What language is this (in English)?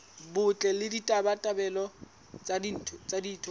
Southern Sotho